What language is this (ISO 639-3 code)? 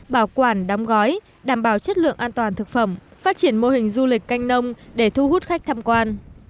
vie